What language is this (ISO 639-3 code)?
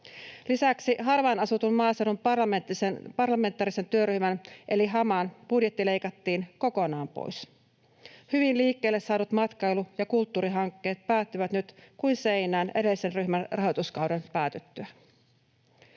fin